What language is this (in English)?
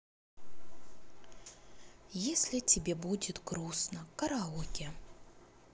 Russian